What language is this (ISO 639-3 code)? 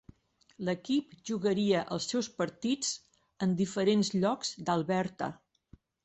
cat